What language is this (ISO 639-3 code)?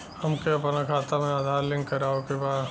bho